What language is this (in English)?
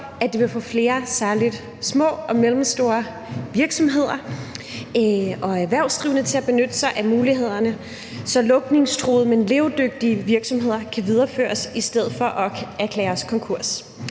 Danish